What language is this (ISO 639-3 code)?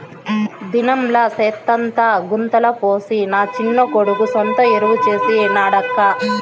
tel